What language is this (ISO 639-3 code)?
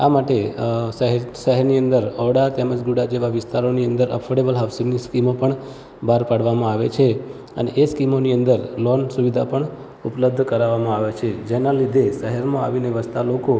guj